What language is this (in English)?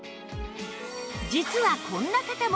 Japanese